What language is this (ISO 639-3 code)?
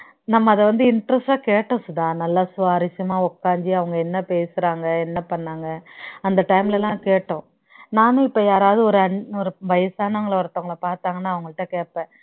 tam